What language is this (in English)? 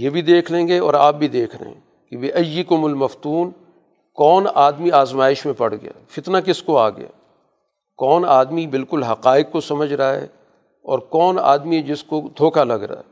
Urdu